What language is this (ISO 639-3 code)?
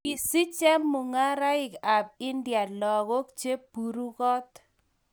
kln